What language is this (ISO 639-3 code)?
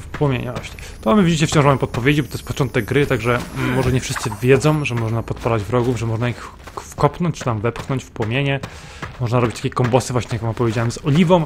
pol